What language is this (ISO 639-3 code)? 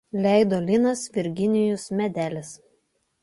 lit